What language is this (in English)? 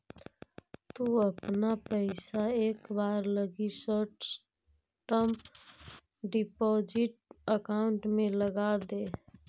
Magahi